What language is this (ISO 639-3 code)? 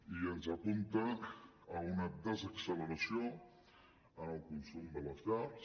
cat